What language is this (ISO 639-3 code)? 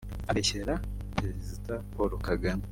kin